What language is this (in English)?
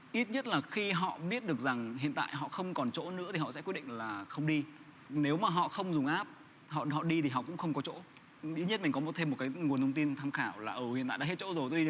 Vietnamese